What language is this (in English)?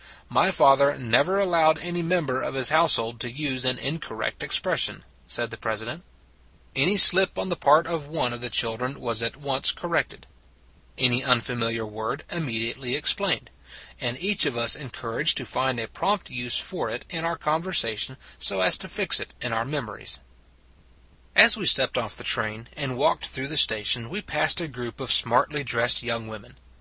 English